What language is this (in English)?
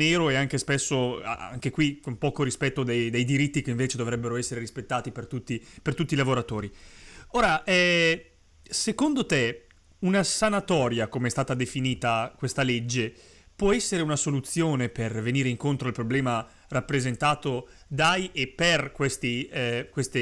Italian